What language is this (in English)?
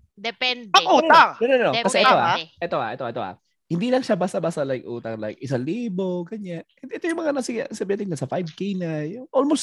Filipino